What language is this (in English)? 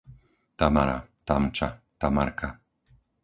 Slovak